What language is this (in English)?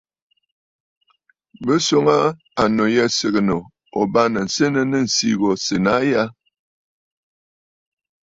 Bafut